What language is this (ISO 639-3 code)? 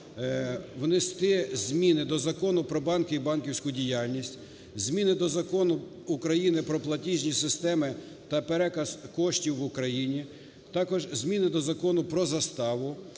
ukr